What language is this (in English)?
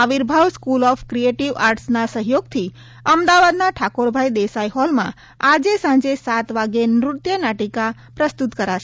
Gujarati